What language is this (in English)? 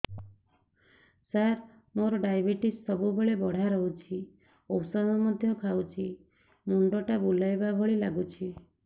Odia